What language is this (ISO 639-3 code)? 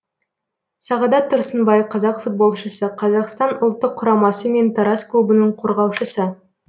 kaz